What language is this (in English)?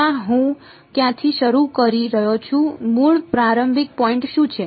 Gujarati